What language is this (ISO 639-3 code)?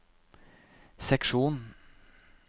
nor